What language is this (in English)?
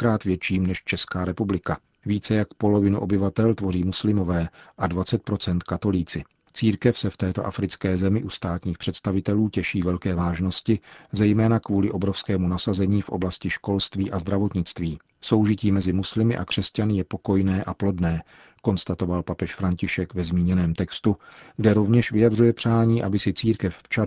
Czech